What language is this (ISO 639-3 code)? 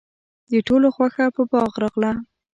pus